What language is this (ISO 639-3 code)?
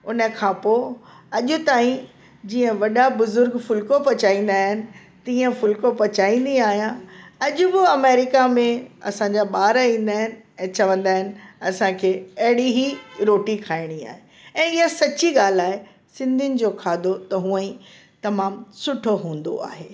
snd